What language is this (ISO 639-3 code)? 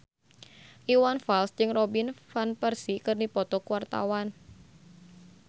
sun